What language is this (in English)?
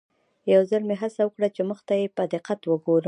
Pashto